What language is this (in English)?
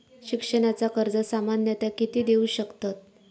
Marathi